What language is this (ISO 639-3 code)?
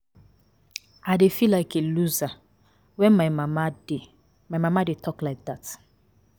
pcm